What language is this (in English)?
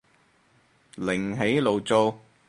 Cantonese